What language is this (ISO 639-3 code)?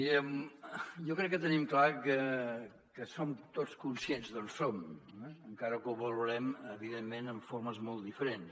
cat